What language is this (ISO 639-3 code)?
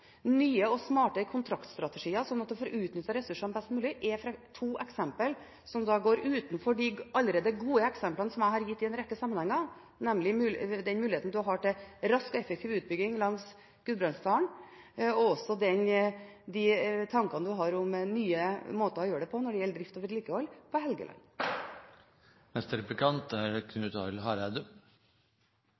nor